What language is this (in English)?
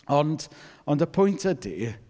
Welsh